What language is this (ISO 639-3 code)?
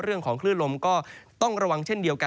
tha